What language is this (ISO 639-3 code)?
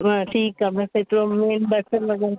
snd